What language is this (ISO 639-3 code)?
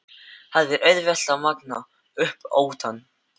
isl